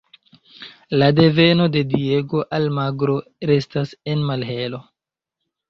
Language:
Esperanto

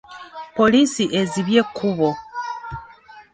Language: Ganda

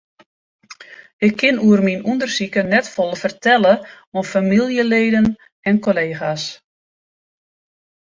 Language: Western Frisian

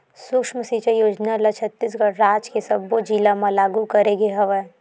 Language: Chhattisgarhi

